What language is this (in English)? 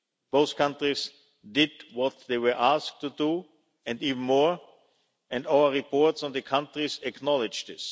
English